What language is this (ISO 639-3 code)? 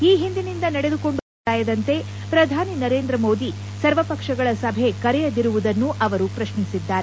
kan